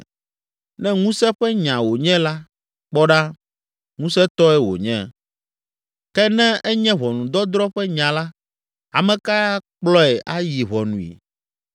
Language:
Ewe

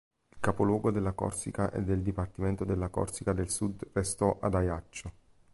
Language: Italian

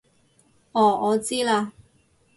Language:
Cantonese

